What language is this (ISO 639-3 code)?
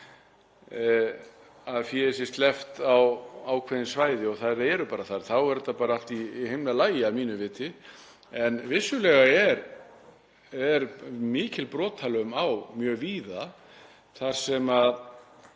isl